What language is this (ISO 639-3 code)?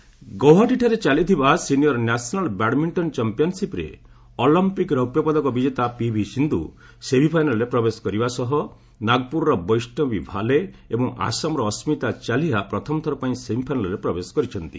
ori